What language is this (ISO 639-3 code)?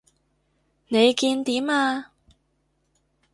yue